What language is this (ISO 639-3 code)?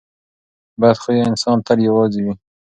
pus